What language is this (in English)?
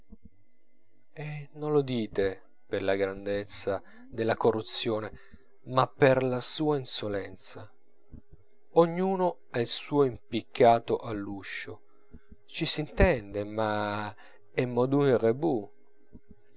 Italian